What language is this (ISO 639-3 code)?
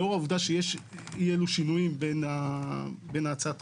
heb